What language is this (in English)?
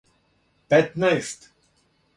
Serbian